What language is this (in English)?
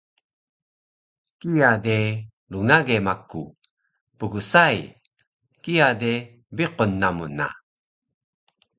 Taroko